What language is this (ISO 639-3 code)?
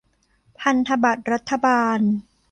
tha